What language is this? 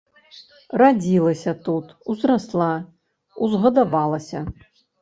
Belarusian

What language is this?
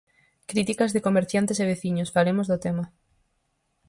Galician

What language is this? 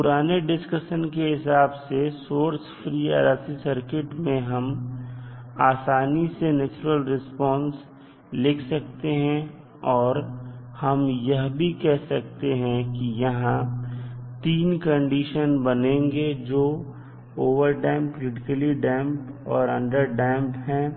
Hindi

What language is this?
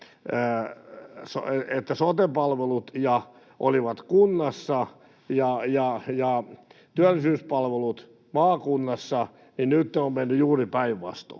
Finnish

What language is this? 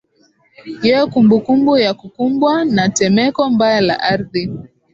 Swahili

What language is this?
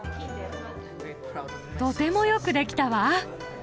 Japanese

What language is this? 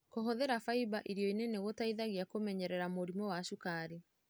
Kikuyu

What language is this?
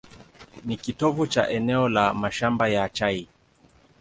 Swahili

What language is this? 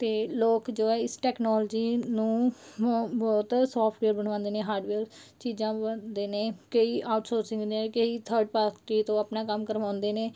Punjabi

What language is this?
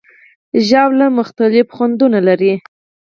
Pashto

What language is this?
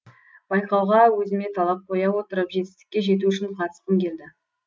Kazakh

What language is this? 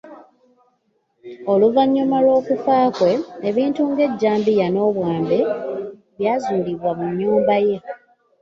Ganda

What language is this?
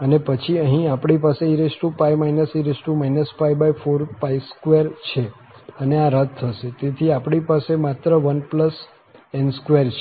Gujarati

